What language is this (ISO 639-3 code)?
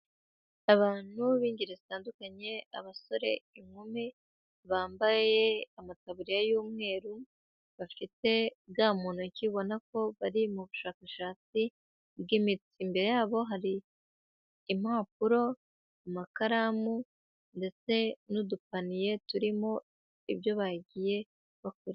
kin